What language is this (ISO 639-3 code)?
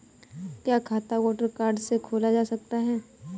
hin